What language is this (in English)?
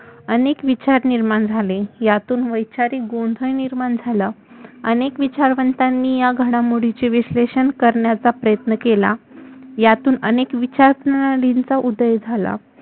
Marathi